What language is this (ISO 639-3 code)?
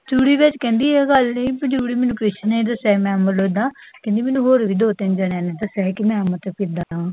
pan